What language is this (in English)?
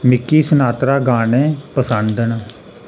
Dogri